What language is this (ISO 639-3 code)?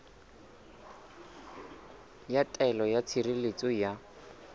sot